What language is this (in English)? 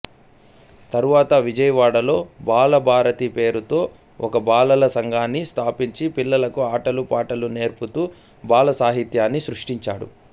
Telugu